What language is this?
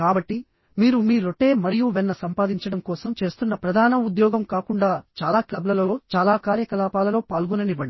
Telugu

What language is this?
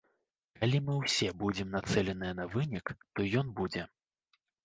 Belarusian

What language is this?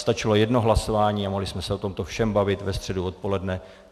Czech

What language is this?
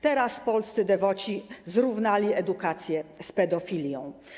Polish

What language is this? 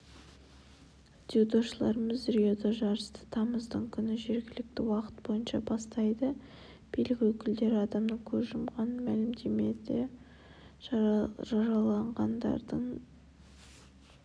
Kazakh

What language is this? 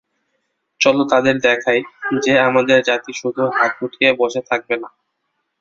Bangla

